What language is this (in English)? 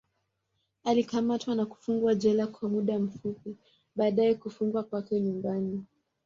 Swahili